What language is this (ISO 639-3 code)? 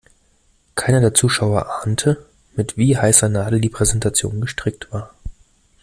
deu